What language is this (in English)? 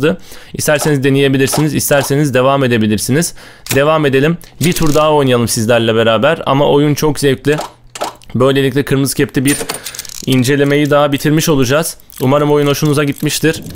Turkish